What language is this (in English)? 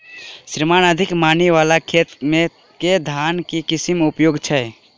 Maithili